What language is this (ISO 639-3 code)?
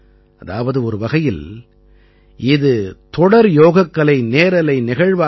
tam